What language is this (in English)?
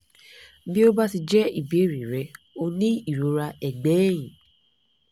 Yoruba